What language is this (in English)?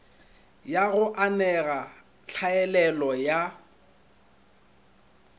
Northern Sotho